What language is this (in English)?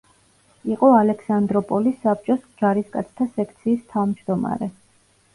Georgian